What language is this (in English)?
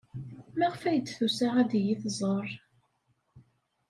Kabyle